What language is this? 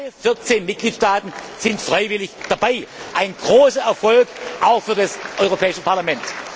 German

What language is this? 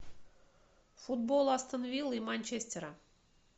Russian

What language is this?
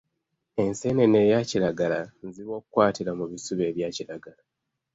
Ganda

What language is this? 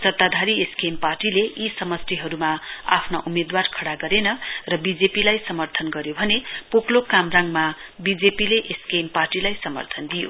Nepali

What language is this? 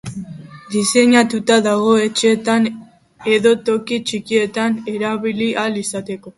Basque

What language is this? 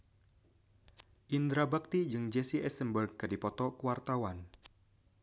Sundanese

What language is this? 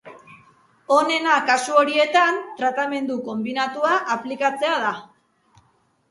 Basque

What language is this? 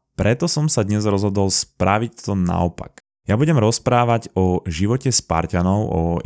Slovak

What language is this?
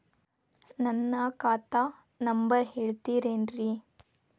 Kannada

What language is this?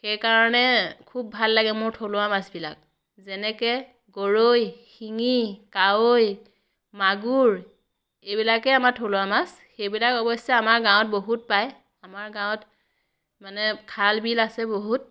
Assamese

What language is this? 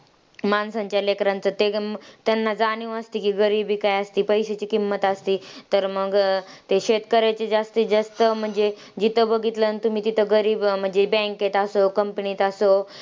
Marathi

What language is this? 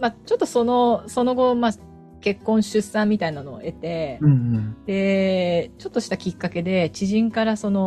Japanese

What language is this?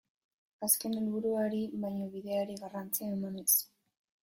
Basque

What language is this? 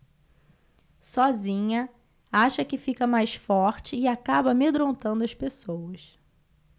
Portuguese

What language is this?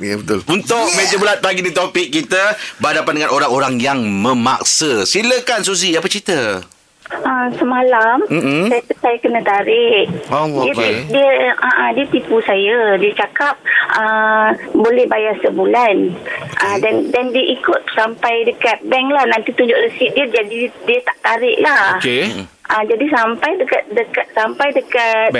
Malay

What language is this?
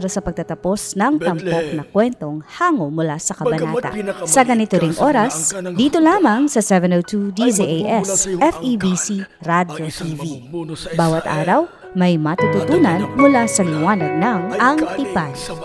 Filipino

